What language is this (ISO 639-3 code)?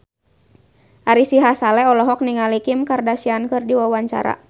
sun